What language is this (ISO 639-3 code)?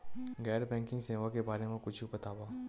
hne